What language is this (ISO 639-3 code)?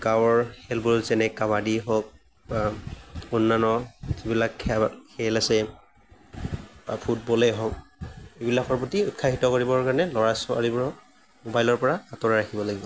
asm